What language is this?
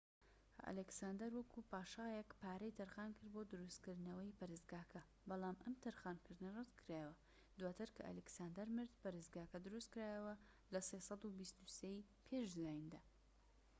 Central Kurdish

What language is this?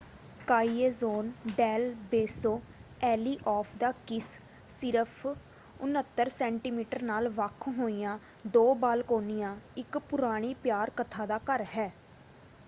Punjabi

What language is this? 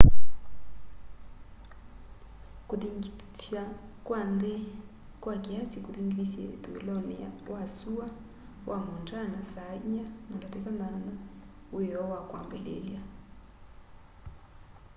Kamba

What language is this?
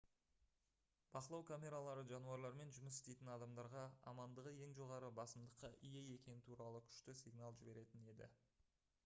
Kazakh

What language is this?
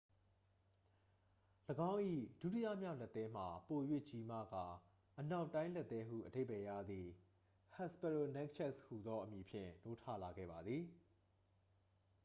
Burmese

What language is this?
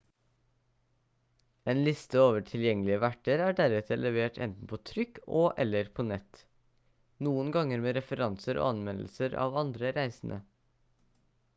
Norwegian Bokmål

